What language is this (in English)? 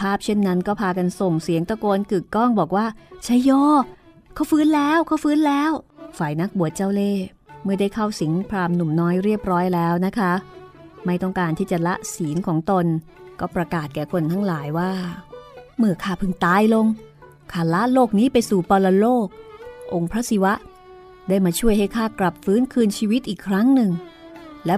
Thai